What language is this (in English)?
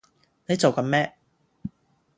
Cantonese